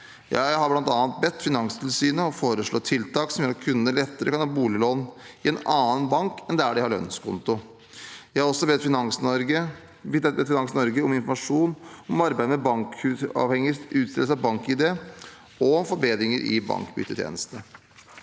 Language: Norwegian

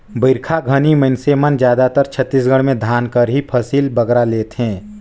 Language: Chhattisgarhi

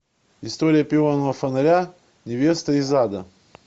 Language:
Russian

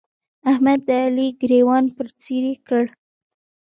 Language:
Pashto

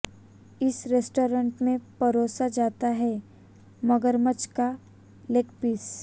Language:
Hindi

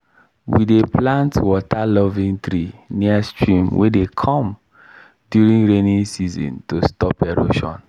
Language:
Nigerian Pidgin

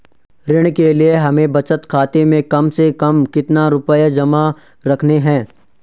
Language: Hindi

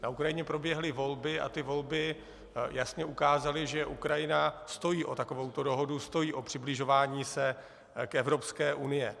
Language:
Czech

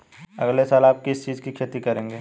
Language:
Hindi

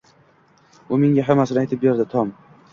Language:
Uzbek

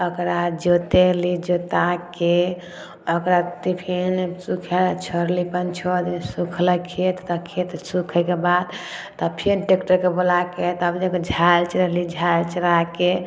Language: Maithili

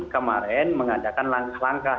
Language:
Indonesian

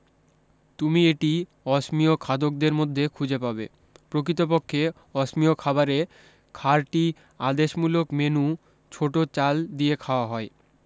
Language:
Bangla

